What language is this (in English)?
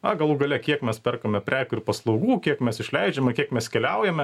Lithuanian